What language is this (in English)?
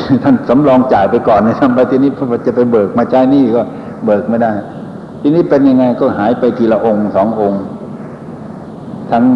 Thai